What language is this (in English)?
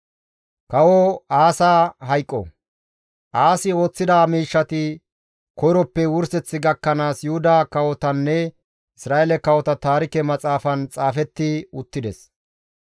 Gamo